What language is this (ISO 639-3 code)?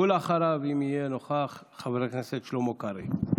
heb